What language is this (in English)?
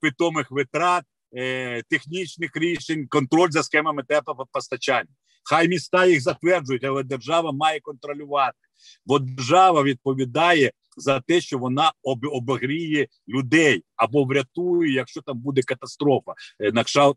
Ukrainian